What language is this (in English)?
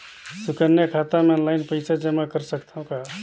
Chhattisgarhi